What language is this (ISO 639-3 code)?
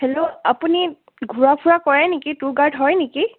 asm